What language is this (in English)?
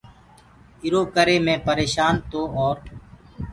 Gurgula